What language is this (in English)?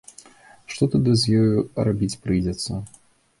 Belarusian